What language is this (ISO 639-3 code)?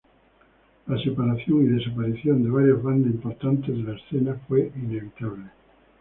spa